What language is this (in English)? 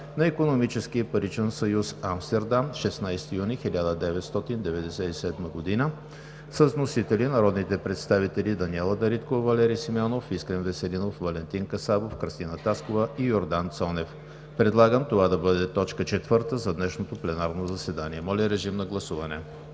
Bulgarian